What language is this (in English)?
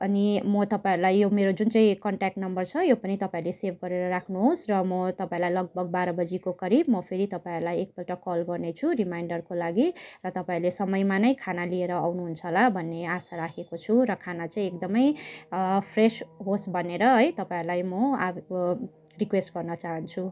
Nepali